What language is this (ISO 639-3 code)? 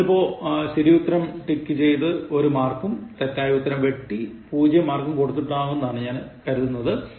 mal